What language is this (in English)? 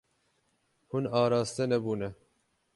Kurdish